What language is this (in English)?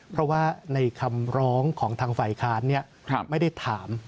Thai